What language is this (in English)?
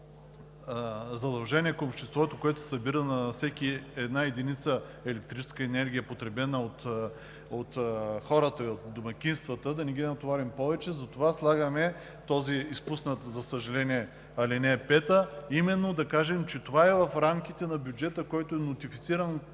Bulgarian